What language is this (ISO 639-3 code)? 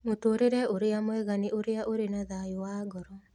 kik